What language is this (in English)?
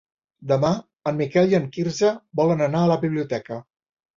Catalan